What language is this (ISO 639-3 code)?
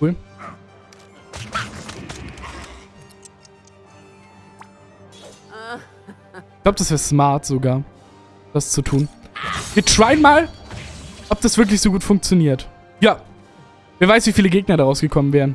deu